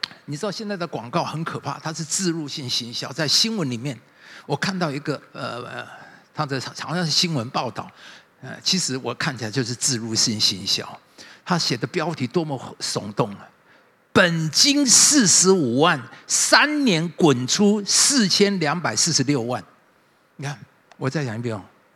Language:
Chinese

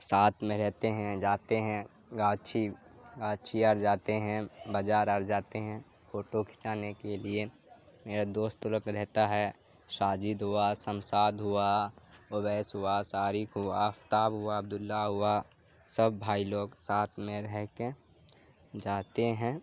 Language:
Urdu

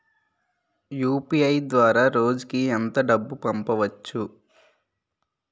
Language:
Telugu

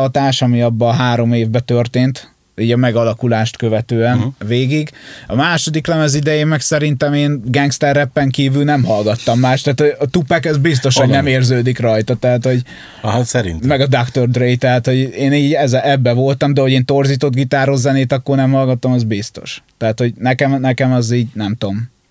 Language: Hungarian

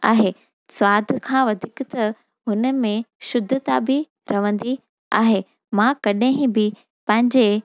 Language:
Sindhi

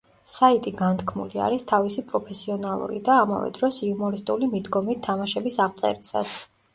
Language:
Georgian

